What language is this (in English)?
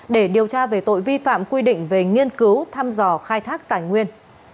Vietnamese